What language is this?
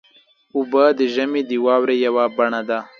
Pashto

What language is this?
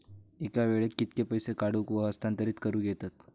Marathi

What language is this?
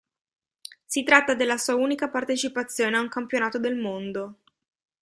Italian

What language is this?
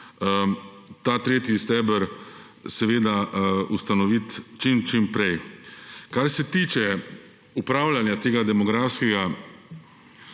Slovenian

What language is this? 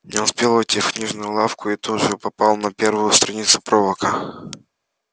Russian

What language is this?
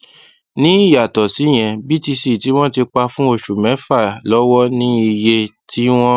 Yoruba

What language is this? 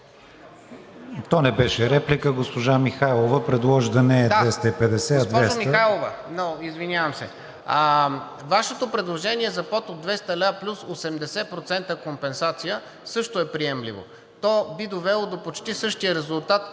Bulgarian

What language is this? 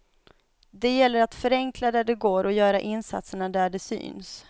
Swedish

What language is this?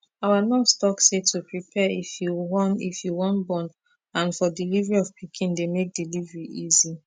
Nigerian Pidgin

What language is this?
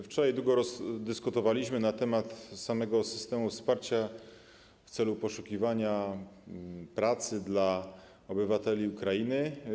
Polish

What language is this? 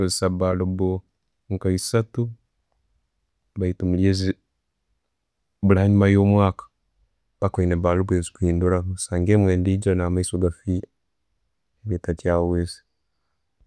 Tooro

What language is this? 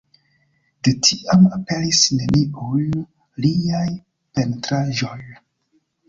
Esperanto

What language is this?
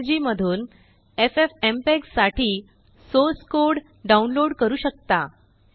Marathi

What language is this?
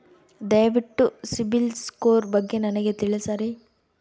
Kannada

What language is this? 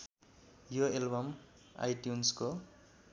Nepali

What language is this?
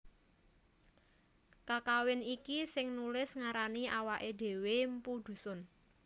Javanese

